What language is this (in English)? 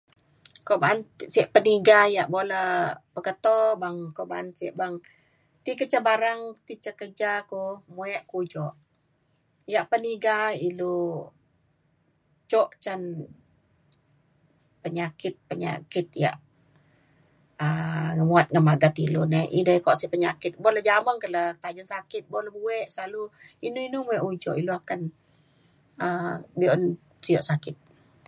Mainstream Kenyah